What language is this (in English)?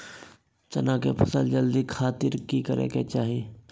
Magahi